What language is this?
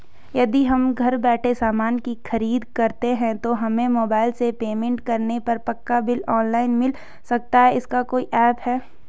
Hindi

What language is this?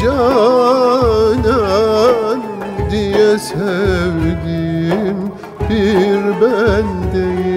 Turkish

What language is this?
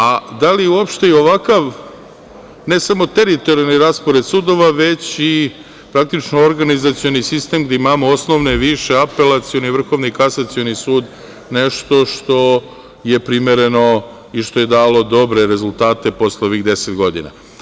Serbian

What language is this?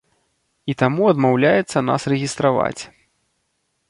Belarusian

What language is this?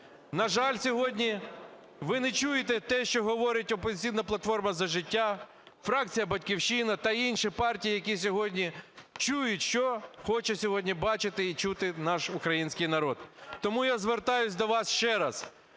Ukrainian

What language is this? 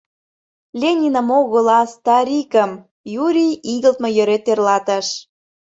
Mari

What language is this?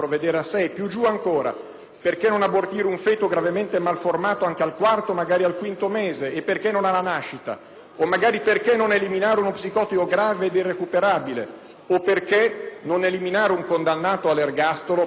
Italian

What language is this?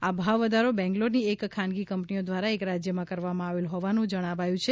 Gujarati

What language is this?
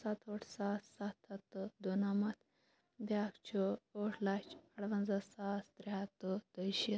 Kashmiri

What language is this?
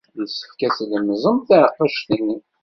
Kabyle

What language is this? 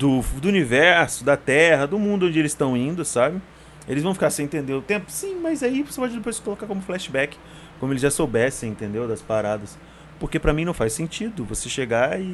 Portuguese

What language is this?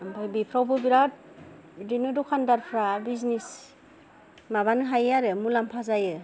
Bodo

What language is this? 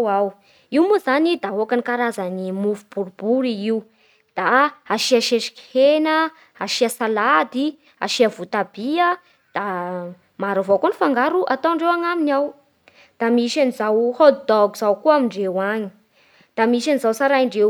Bara Malagasy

